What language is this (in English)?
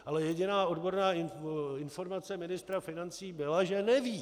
Czech